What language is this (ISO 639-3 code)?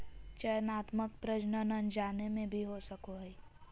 mag